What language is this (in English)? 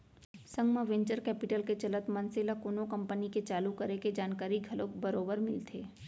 Chhattisgarhi